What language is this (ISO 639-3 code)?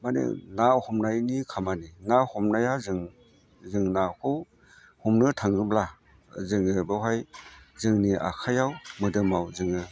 brx